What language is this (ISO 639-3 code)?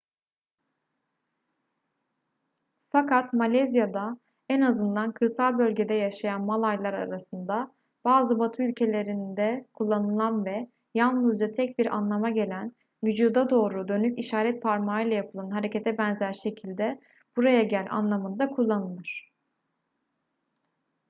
tur